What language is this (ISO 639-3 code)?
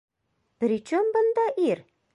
bak